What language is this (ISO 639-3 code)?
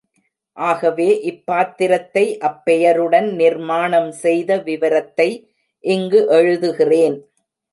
tam